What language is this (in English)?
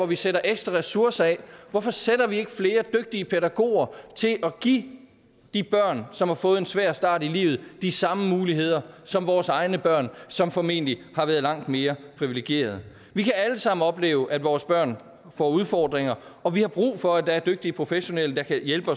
Danish